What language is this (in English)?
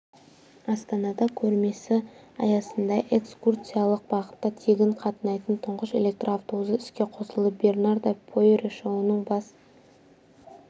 Kazakh